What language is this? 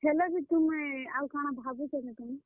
Odia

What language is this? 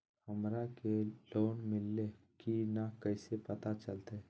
Magahi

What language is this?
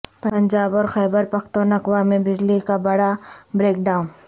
Urdu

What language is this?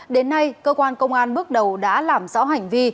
Vietnamese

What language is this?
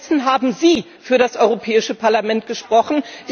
German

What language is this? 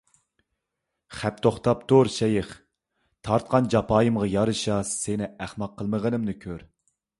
Uyghur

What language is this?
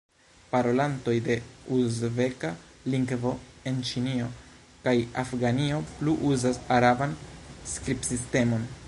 Esperanto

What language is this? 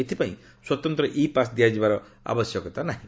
Odia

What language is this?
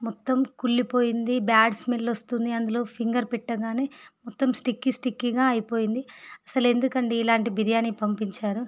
Telugu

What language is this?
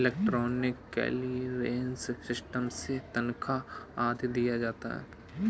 Hindi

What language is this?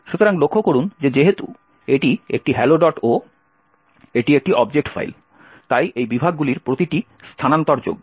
Bangla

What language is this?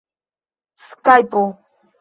Esperanto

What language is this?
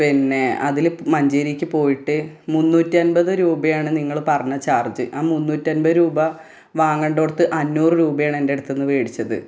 Malayalam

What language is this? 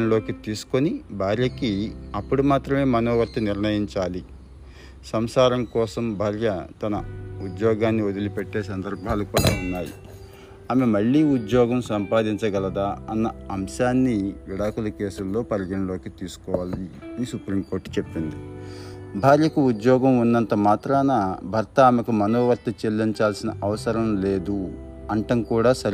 Telugu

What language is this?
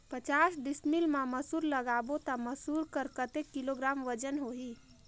Chhattisgarhi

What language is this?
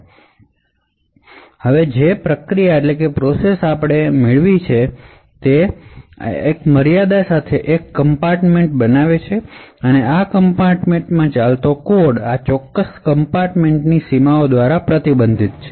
Gujarati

